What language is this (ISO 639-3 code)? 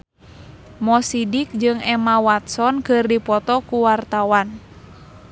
sun